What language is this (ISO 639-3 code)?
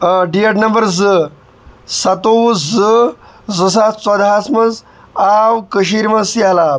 kas